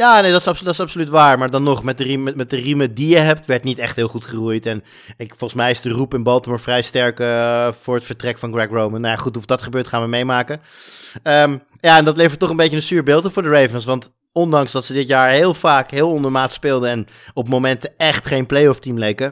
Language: Dutch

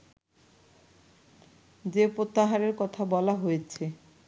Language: Bangla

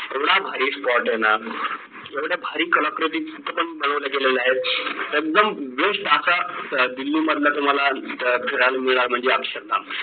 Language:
Marathi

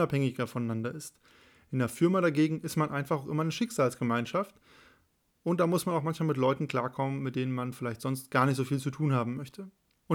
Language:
German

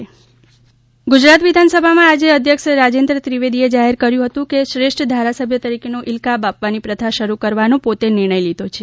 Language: Gujarati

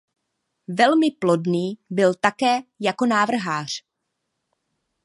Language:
Czech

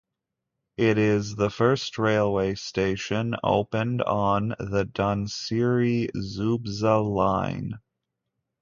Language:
English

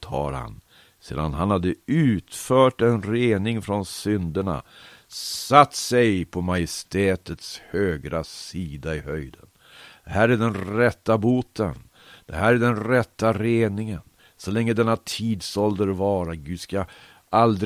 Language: Swedish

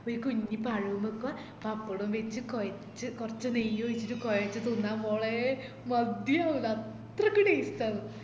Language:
Malayalam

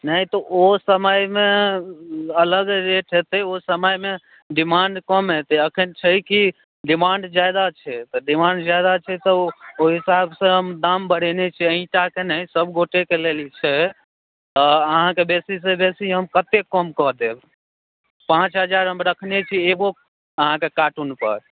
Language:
Maithili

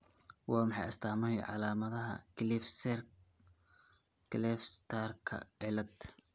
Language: Somali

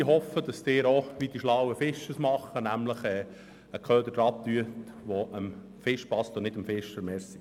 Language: Swiss German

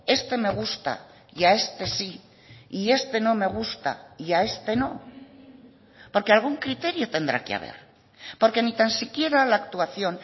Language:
Spanish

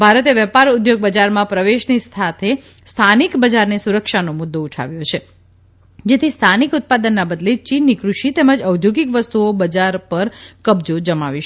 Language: Gujarati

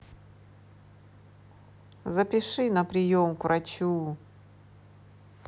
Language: Russian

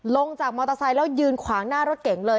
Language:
Thai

